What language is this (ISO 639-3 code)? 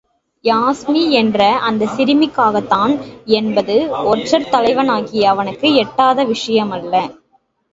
tam